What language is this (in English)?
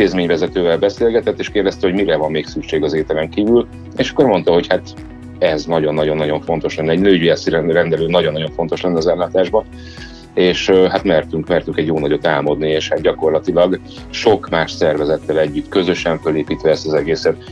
Hungarian